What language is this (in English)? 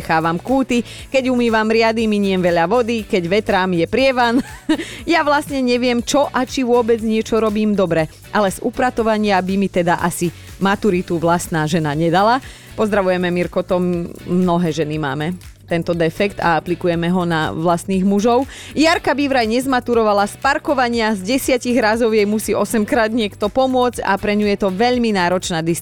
Slovak